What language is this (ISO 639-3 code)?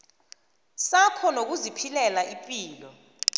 nbl